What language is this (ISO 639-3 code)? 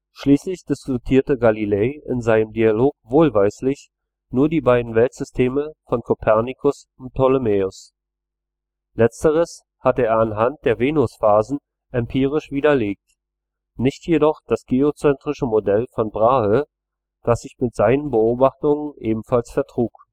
deu